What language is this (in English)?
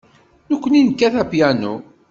Kabyle